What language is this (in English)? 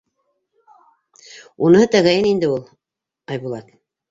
Bashkir